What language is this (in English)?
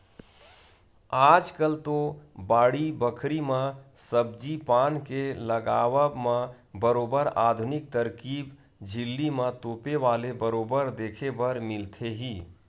Chhattisgarhi